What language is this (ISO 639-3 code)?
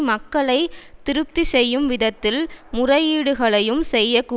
tam